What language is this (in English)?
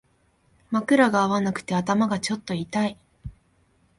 Japanese